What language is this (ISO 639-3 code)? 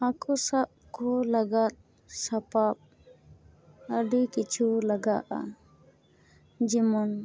sat